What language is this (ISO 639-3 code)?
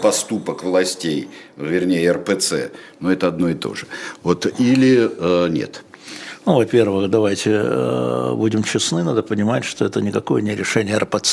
rus